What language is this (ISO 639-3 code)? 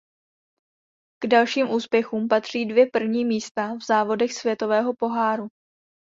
ces